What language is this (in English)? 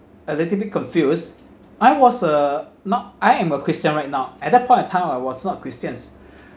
English